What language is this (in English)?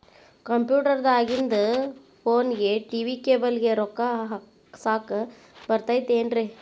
Kannada